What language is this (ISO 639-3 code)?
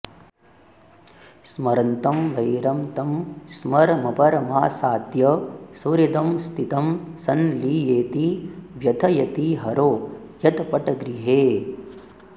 san